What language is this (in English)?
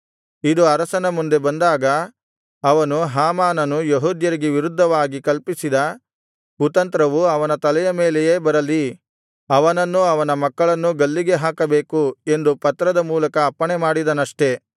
Kannada